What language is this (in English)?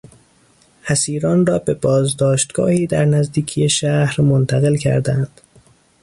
Persian